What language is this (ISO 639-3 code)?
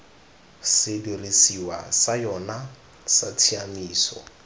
tsn